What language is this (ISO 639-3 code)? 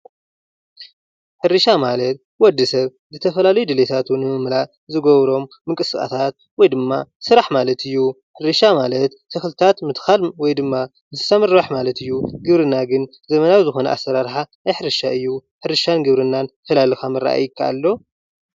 tir